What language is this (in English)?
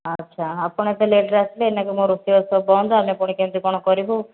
Odia